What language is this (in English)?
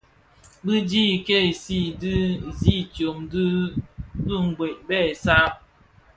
Bafia